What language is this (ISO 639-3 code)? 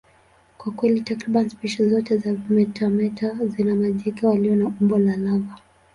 swa